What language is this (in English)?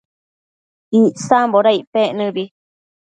Matsés